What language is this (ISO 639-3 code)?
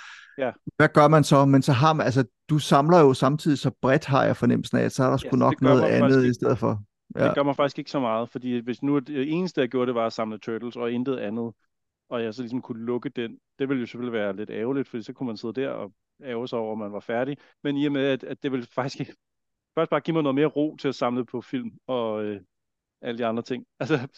dan